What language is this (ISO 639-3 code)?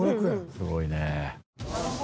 jpn